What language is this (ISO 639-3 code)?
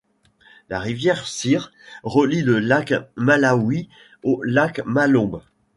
fra